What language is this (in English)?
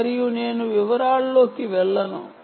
Telugu